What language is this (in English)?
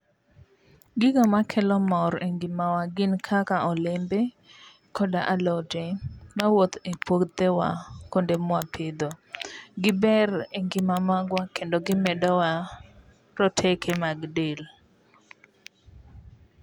Luo (Kenya and Tanzania)